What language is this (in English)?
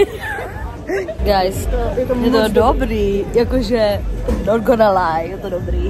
Czech